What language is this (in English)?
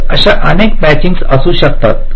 Marathi